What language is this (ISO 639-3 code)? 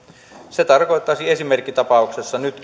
fin